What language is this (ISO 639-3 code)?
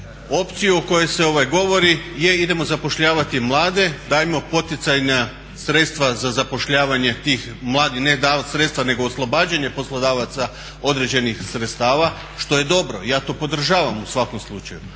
hrv